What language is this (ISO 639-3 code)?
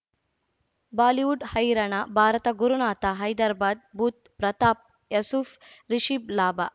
kan